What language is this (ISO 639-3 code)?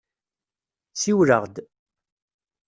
kab